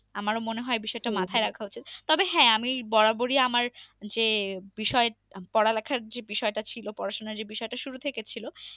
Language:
Bangla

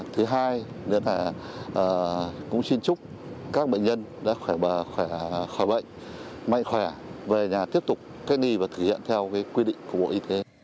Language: Vietnamese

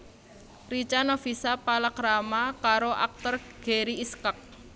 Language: Javanese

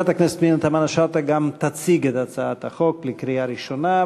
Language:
Hebrew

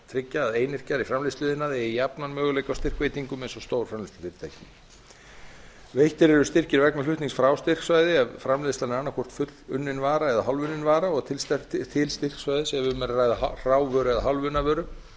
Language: Icelandic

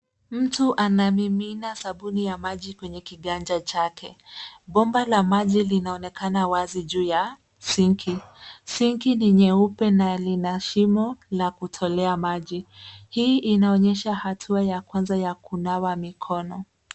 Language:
Swahili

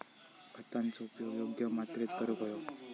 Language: Marathi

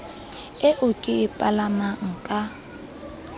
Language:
Southern Sotho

